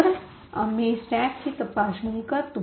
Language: Marathi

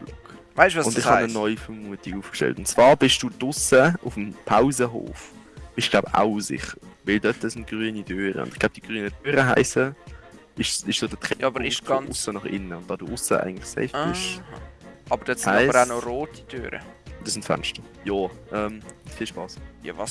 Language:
German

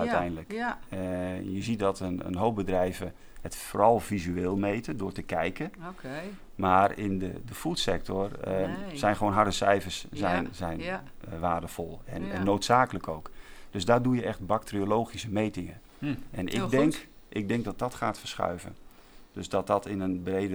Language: Dutch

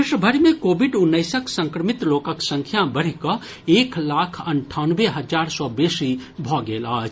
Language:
Maithili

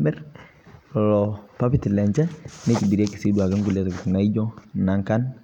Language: Masai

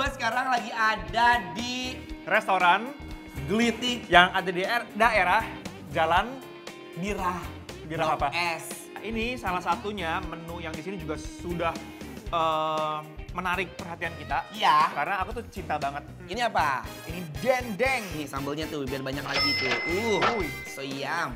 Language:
Indonesian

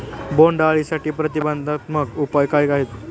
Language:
Marathi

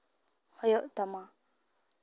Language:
Santali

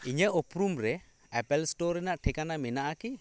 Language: Santali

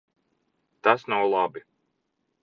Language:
Latvian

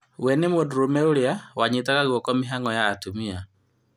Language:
Kikuyu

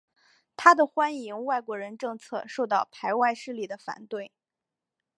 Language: Chinese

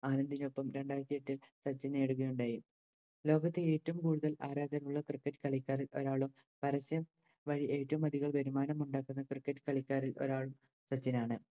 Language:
Malayalam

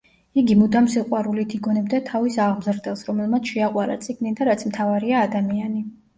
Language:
Georgian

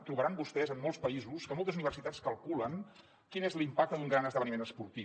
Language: Catalan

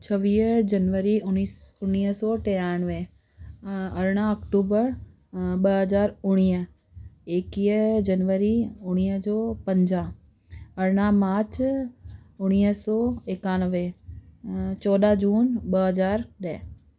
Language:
Sindhi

